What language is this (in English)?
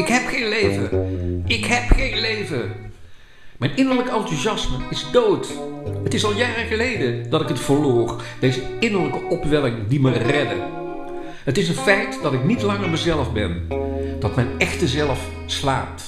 Dutch